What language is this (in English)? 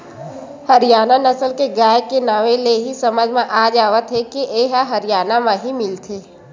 Chhattisgarhi